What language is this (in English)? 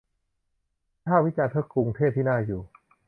Thai